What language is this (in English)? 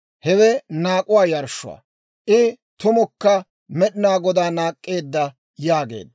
Dawro